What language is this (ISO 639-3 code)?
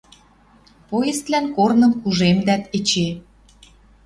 mrj